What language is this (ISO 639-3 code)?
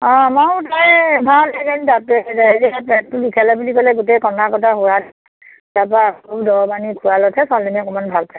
asm